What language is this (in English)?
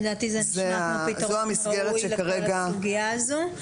Hebrew